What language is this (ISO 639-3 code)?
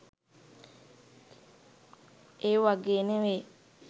sin